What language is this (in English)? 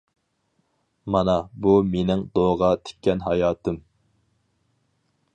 Uyghur